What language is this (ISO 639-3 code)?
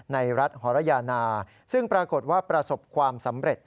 tha